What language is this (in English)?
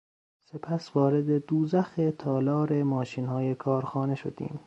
Persian